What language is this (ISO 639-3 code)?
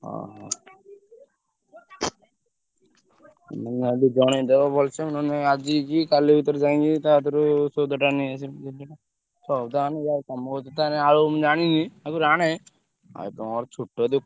ori